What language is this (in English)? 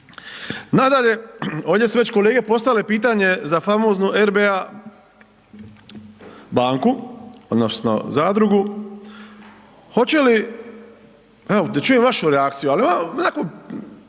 Croatian